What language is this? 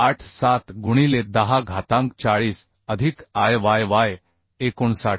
Marathi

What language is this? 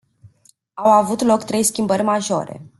Romanian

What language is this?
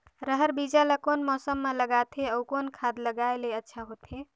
Chhattisgarhi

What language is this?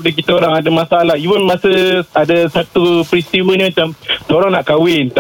Malay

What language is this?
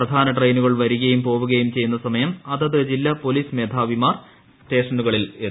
Malayalam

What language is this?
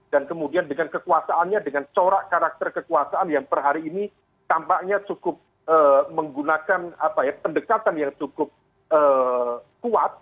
Indonesian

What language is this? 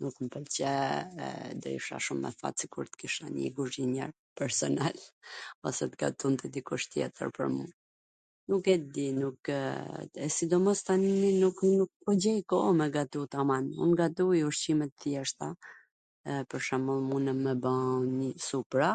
Gheg Albanian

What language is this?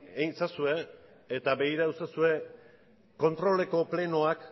Basque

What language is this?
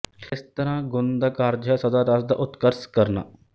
Punjabi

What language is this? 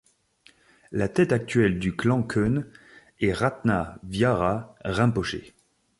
French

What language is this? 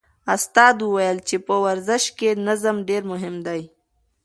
Pashto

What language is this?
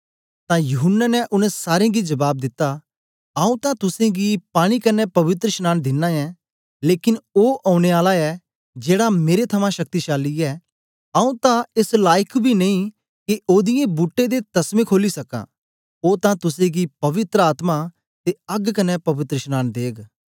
Dogri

